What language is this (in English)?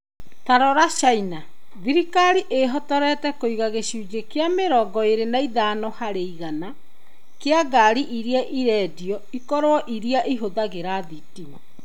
Kikuyu